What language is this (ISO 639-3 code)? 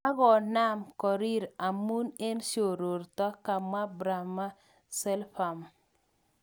kln